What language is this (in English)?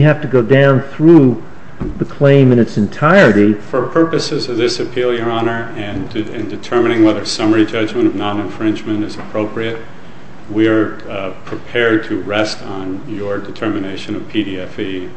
English